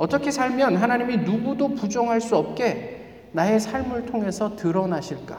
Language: Korean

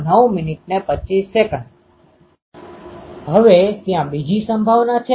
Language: Gujarati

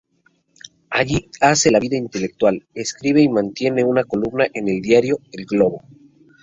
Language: Spanish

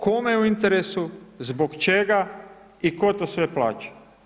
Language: Croatian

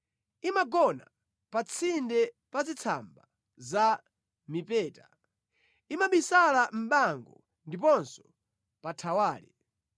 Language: Nyanja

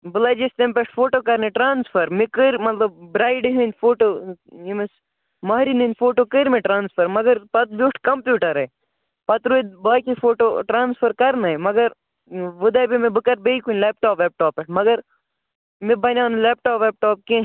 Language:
Kashmiri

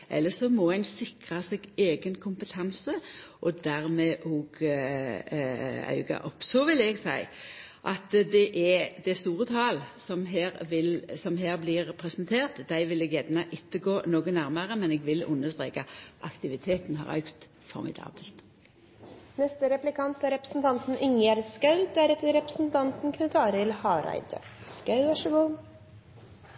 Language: Norwegian Nynorsk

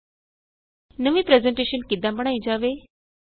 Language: Punjabi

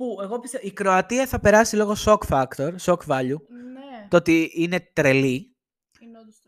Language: Greek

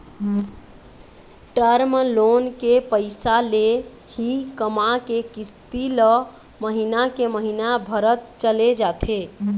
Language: Chhattisgarhi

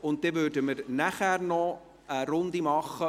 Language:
Swiss German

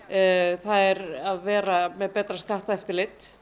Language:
Icelandic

